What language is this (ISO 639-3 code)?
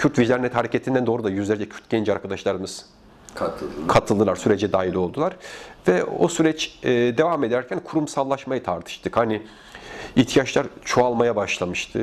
tur